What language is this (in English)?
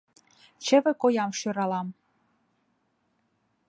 Mari